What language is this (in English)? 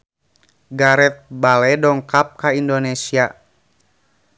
Sundanese